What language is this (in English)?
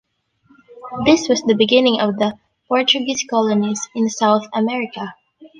English